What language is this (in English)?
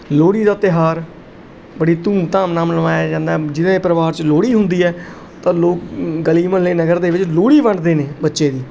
Punjabi